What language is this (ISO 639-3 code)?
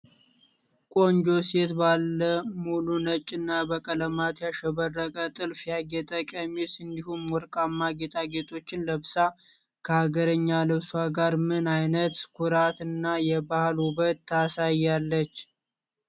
amh